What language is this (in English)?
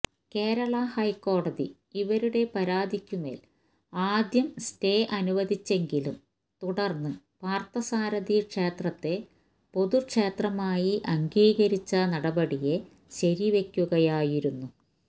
Malayalam